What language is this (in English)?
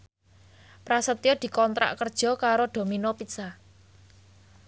Javanese